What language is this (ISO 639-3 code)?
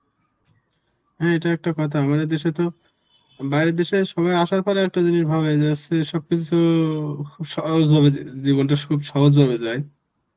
ben